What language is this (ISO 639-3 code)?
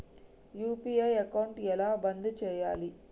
tel